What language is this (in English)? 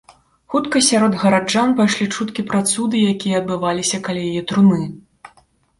Belarusian